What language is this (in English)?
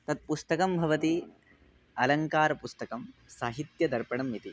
Sanskrit